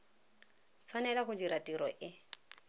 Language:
Tswana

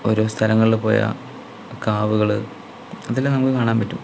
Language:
Malayalam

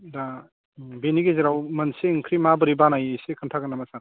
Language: Bodo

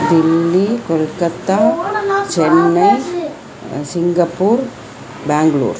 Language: Sanskrit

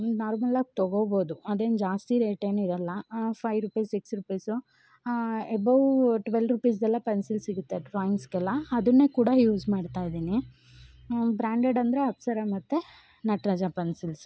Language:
Kannada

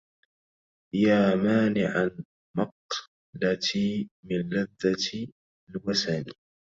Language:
Arabic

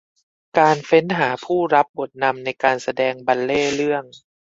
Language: Thai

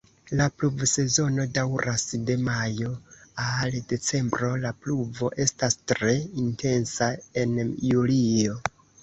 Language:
Esperanto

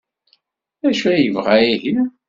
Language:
Kabyle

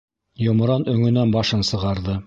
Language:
Bashkir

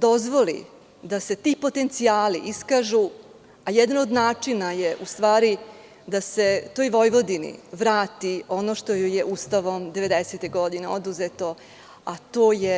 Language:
Serbian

